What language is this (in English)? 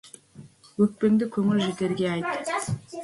Kazakh